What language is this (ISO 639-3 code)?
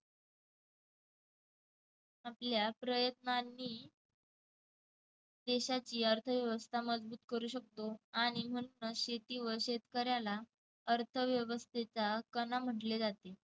mar